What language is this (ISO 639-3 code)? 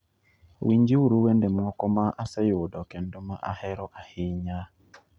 luo